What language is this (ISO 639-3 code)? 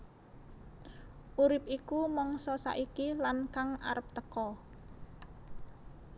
jav